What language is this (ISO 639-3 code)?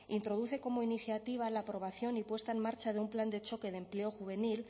spa